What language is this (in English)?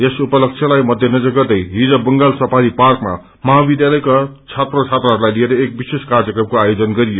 Nepali